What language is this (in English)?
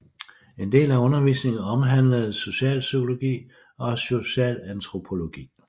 Danish